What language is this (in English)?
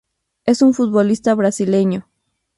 Spanish